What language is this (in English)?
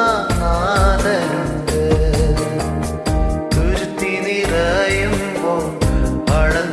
Malayalam